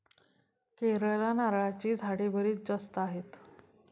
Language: Marathi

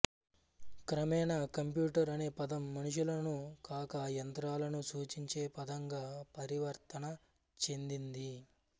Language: Telugu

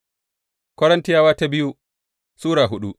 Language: Hausa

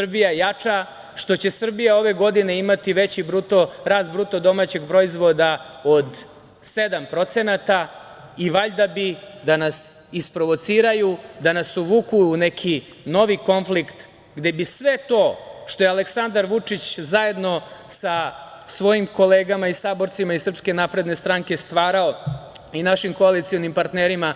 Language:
Serbian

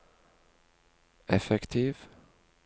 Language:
Norwegian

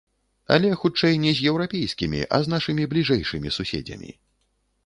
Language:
Belarusian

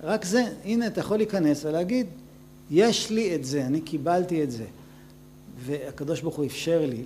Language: Hebrew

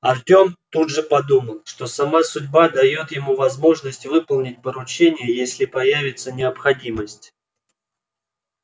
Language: Russian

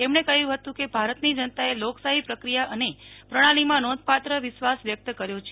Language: Gujarati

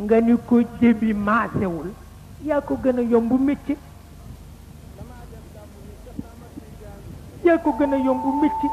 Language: Arabic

